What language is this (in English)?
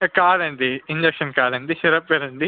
Telugu